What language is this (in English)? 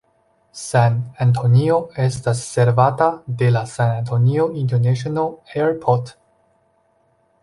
Esperanto